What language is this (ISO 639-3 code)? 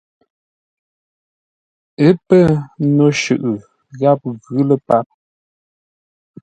nla